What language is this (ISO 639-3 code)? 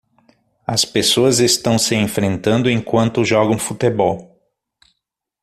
por